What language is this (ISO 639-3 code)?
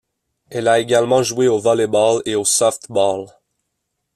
fra